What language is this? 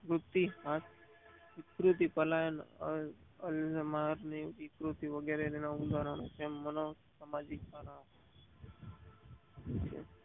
Gujarati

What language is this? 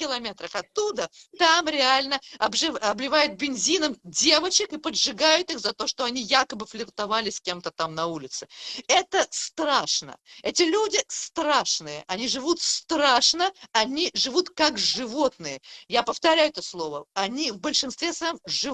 Russian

